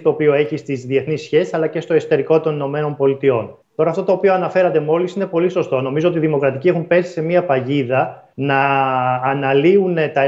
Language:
Greek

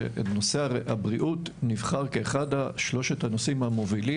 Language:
Hebrew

